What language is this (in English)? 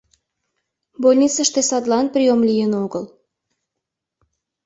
Mari